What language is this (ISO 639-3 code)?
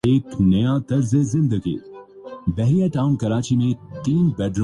urd